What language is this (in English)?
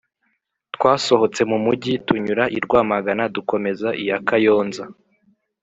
Kinyarwanda